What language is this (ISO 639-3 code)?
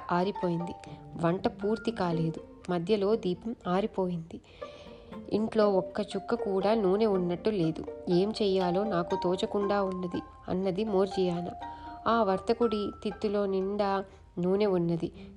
tel